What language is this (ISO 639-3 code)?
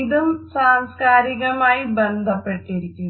mal